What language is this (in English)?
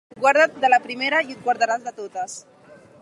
Catalan